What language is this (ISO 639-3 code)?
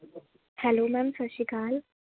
pan